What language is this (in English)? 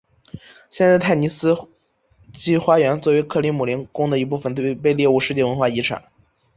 Chinese